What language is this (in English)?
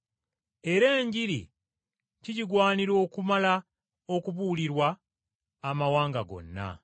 Ganda